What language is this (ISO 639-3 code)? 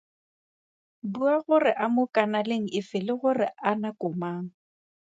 tsn